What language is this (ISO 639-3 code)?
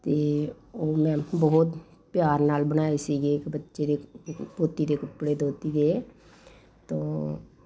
pan